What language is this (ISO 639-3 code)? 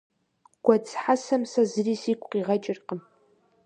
kbd